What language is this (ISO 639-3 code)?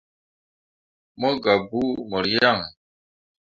mua